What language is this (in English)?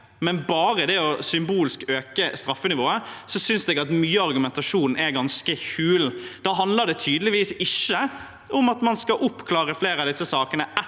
Norwegian